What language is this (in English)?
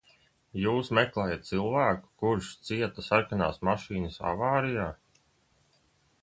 Latvian